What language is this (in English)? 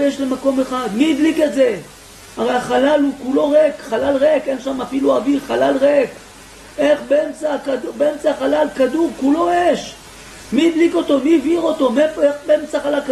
Hebrew